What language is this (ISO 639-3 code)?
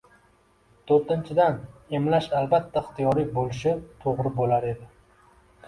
uzb